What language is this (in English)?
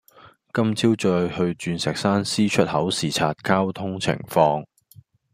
Cantonese